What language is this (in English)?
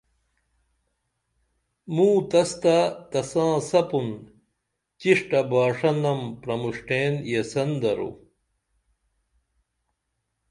Dameli